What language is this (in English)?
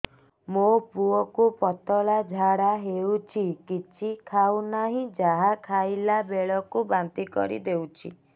Odia